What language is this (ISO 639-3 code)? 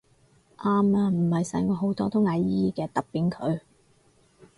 yue